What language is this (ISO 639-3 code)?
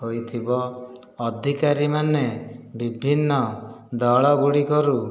ori